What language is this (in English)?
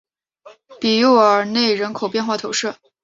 Chinese